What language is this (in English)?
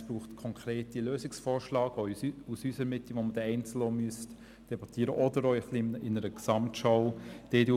Swiss German